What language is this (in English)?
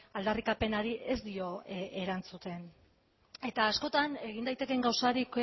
Basque